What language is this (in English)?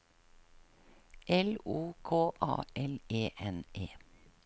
Norwegian